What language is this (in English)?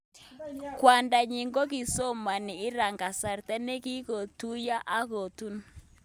Kalenjin